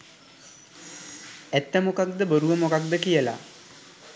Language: Sinhala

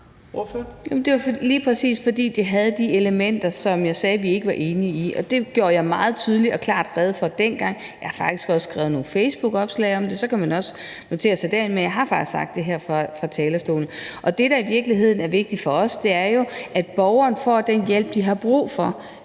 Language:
Danish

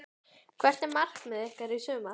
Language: Icelandic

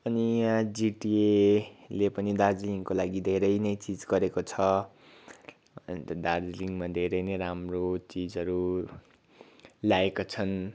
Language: Nepali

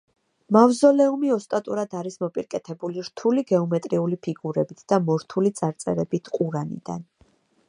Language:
Georgian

